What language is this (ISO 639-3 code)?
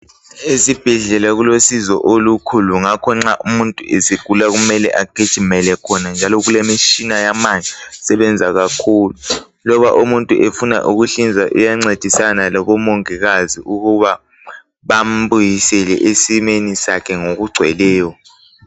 nde